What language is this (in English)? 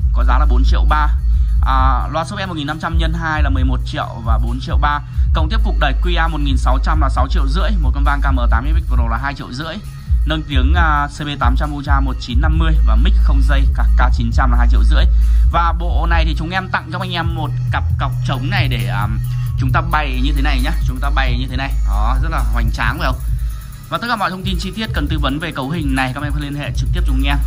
Vietnamese